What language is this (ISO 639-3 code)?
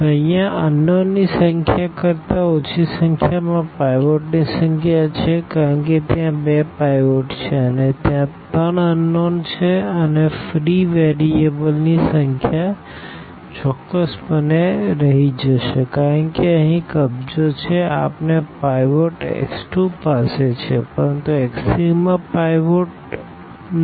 guj